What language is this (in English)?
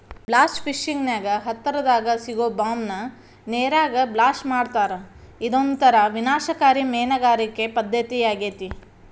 Kannada